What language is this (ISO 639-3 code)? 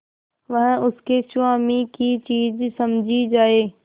hin